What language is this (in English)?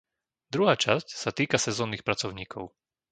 Slovak